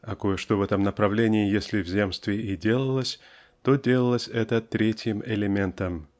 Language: Russian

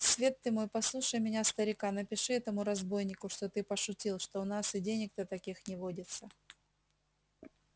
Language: Russian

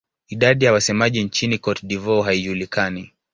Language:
Swahili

